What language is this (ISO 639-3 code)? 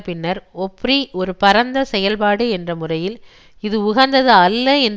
tam